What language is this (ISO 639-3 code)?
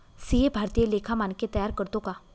mar